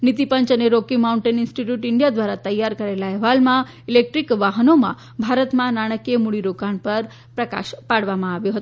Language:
Gujarati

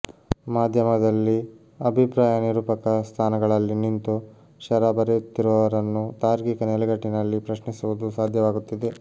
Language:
Kannada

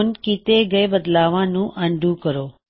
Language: Punjabi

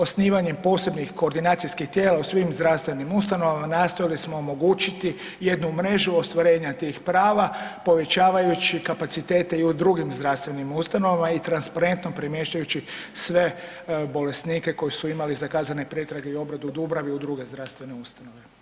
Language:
Croatian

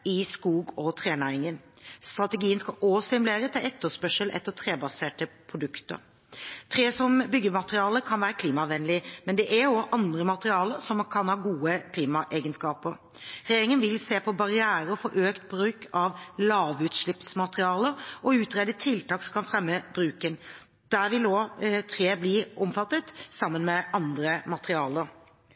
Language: Norwegian Bokmål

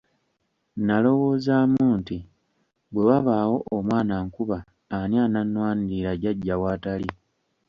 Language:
Ganda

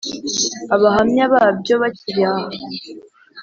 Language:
Kinyarwanda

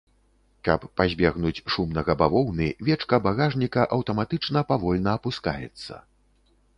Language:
Belarusian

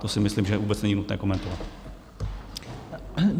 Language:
Czech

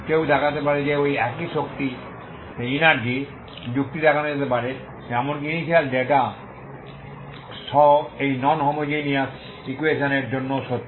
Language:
Bangla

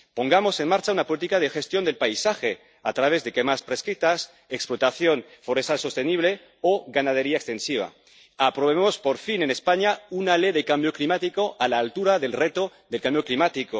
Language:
Spanish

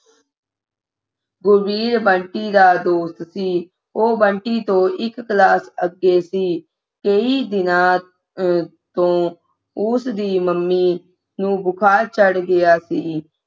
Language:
Punjabi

